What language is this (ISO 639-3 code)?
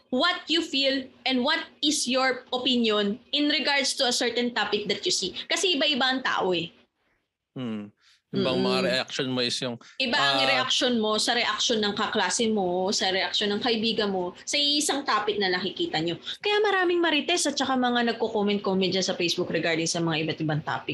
fil